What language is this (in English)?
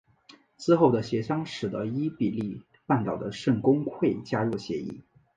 Chinese